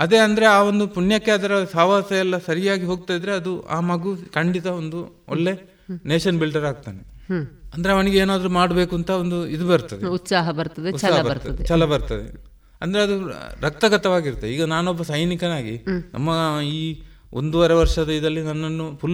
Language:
Kannada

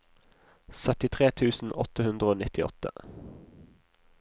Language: Norwegian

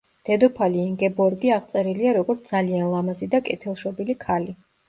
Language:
Georgian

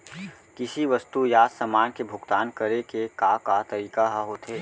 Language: Chhattisgarhi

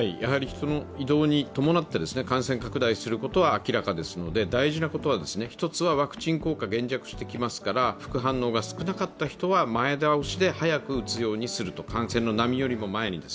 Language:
Japanese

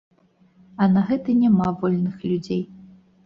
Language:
Belarusian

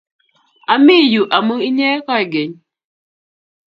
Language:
Kalenjin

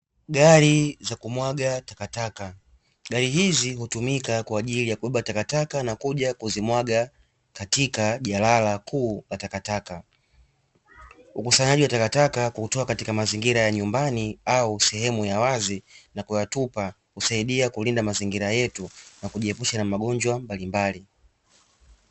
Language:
Swahili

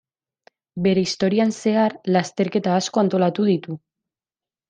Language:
Basque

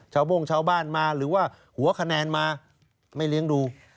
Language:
Thai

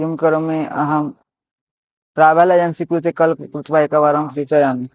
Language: Sanskrit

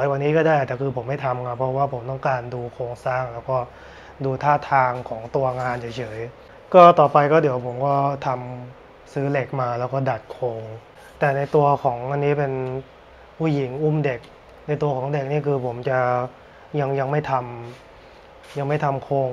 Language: Thai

